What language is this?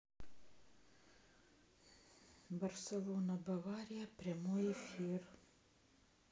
Russian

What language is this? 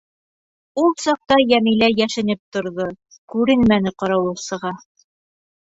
Bashkir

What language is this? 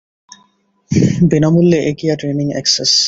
Bangla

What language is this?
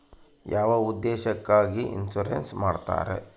Kannada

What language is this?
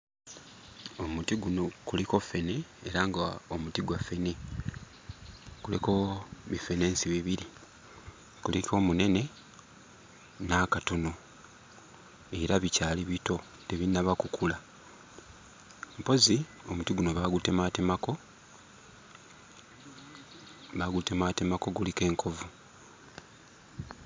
Ganda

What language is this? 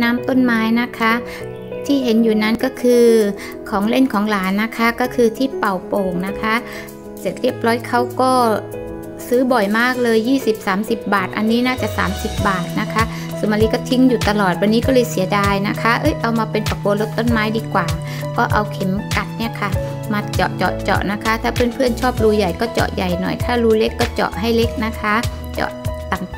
Thai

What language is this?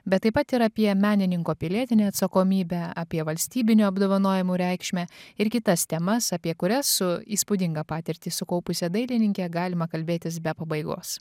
Lithuanian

